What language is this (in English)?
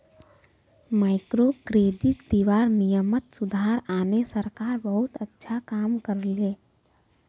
Magahi